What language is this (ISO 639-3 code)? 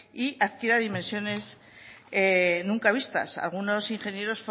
spa